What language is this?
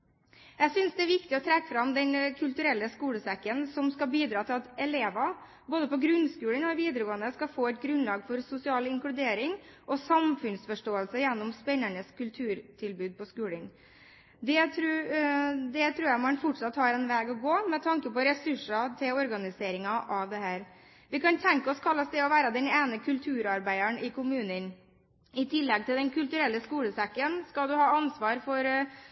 Norwegian Bokmål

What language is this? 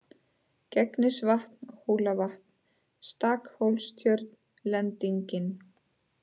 Icelandic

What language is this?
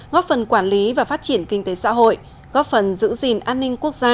Vietnamese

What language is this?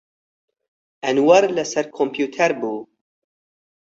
Central Kurdish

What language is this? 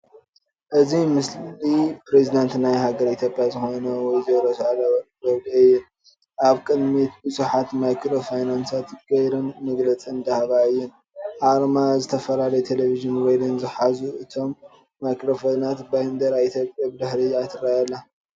Tigrinya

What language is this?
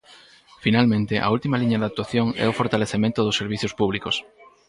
Galician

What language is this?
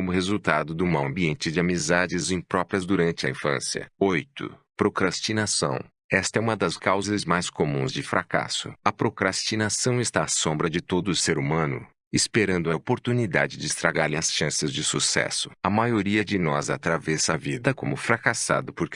Portuguese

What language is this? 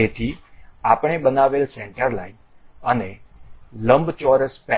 Gujarati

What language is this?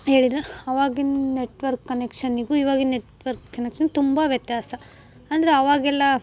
Kannada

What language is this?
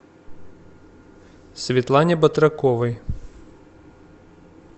Russian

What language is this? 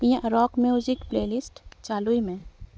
Santali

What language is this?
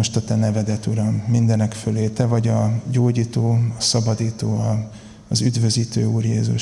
Hungarian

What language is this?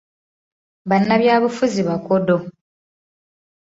Ganda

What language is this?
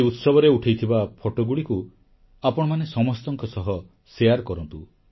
Odia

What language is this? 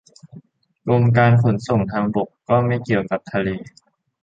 Thai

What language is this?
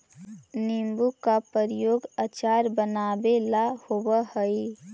Magahi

